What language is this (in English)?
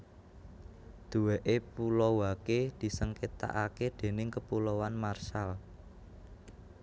Javanese